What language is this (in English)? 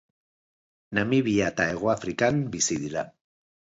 Basque